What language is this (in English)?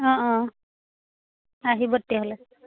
Assamese